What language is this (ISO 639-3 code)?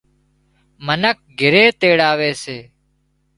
kxp